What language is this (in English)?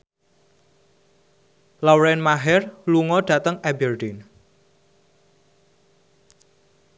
Javanese